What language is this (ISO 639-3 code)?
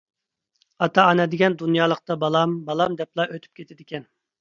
uig